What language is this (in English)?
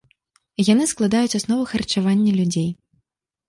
Belarusian